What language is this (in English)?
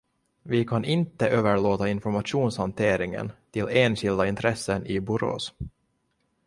Swedish